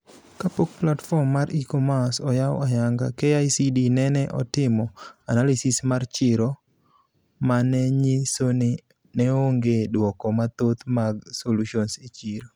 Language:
Luo (Kenya and Tanzania)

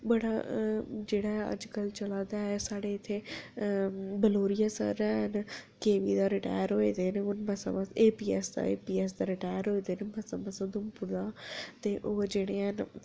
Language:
Dogri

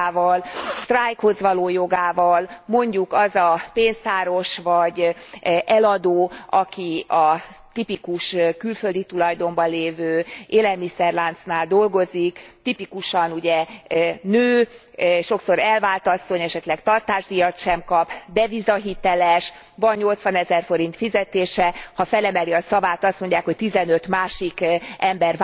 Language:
Hungarian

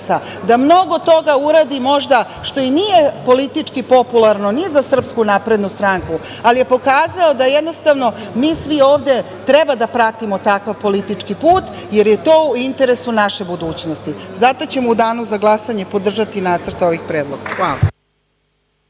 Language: Serbian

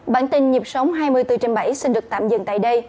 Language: Vietnamese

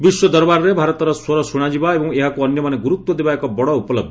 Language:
Odia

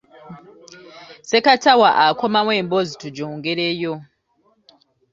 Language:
Ganda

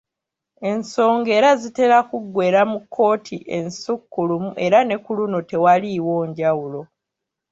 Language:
Ganda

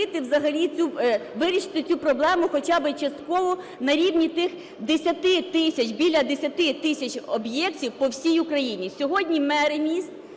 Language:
Ukrainian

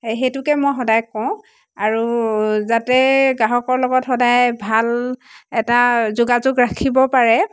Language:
Assamese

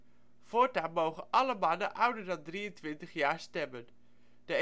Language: Dutch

